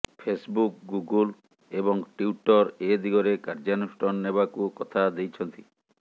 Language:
Odia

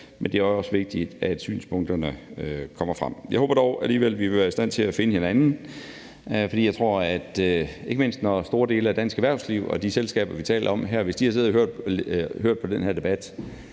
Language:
Danish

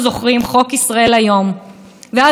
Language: Hebrew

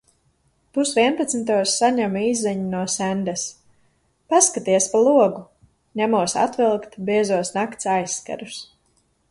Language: Latvian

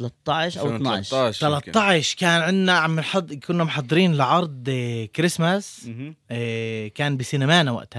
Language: Arabic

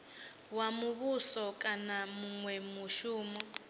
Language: Venda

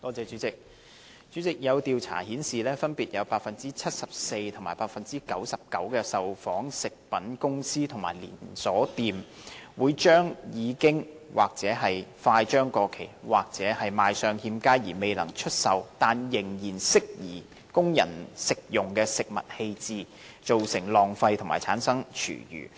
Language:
Cantonese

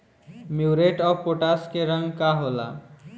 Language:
Bhojpuri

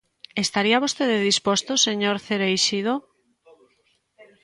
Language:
Galician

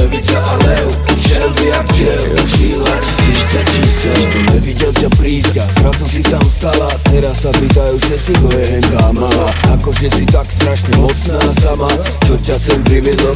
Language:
Slovak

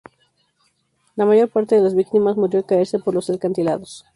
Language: Spanish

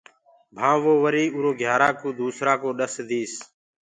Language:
Gurgula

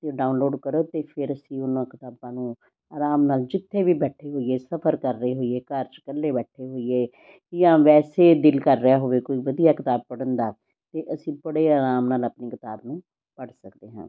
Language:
Punjabi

